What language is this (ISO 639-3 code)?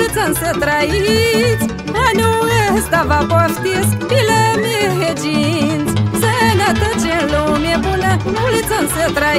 ron